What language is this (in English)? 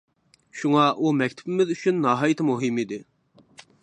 Uyghur